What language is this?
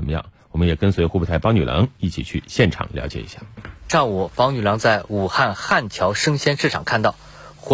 Chinese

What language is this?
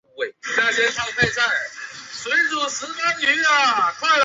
Chinese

